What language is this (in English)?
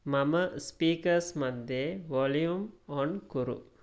Sanskrit